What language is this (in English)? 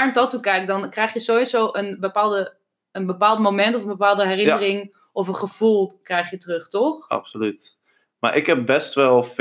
Dutch